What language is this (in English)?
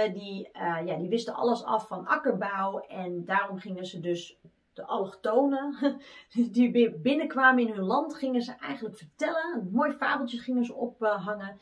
Dutch